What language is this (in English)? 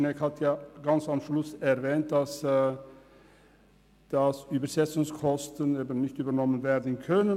Swiss German